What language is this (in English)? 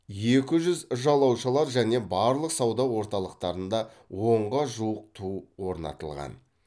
Kazakh